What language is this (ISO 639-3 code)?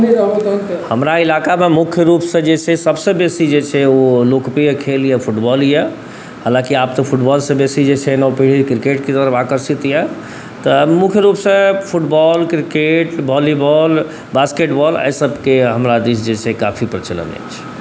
mai